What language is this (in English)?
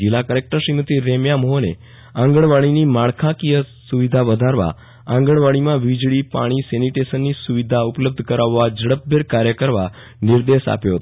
Gujarati